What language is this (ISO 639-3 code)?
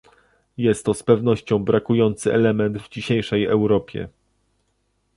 pol